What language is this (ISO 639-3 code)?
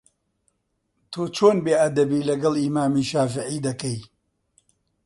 ckb